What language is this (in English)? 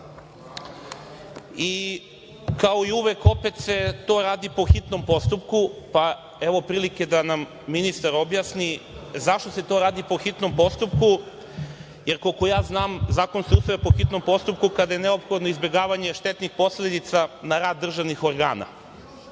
Serbian